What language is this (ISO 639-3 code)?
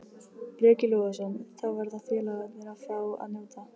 isl